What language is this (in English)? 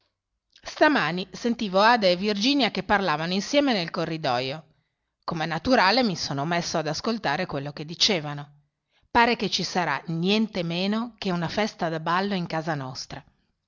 Italian